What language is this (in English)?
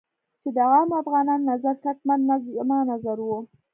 Pashto